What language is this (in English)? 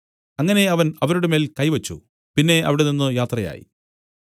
Malayalam